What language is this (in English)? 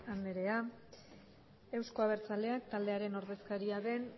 Basque